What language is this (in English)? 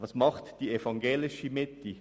Swiss German